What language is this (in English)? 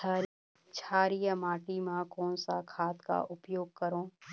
Chhattisgarhi